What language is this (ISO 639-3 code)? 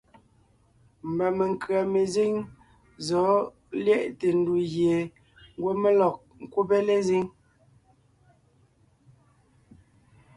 nnh